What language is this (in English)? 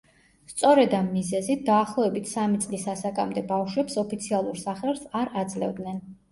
Georgian